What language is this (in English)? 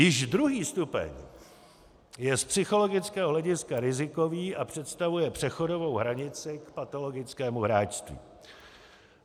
Czech